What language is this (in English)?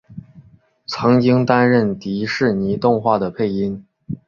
Chinese